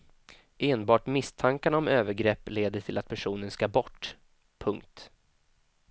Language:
Swedish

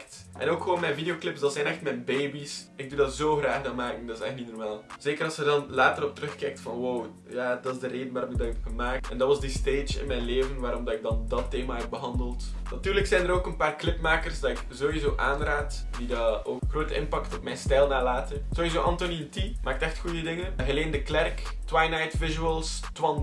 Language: Dutch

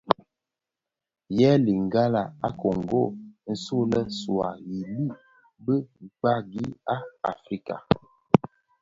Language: Bafia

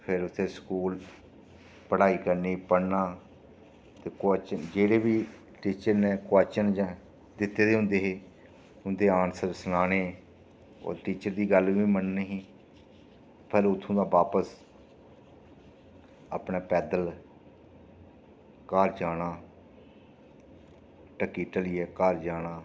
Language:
Dogri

